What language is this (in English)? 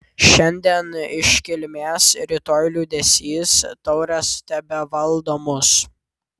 Lithuanian